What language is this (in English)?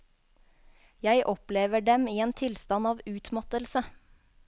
Norwegian